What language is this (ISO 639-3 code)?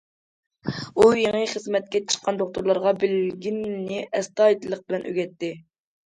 uig